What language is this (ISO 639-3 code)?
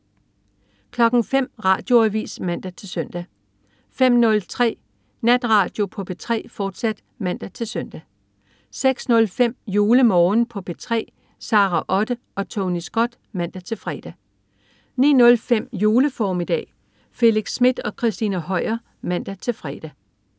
dan